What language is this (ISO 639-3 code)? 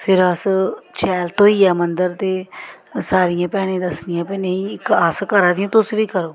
doi